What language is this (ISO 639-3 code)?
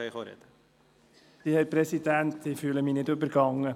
gsw